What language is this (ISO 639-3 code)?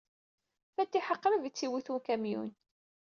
kab